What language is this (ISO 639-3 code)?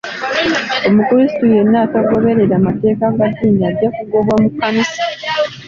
lug